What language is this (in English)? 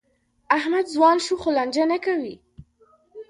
Pashto